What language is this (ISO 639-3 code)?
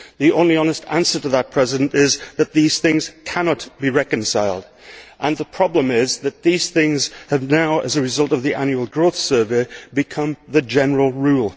eng